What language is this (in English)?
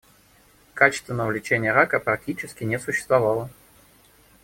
Russian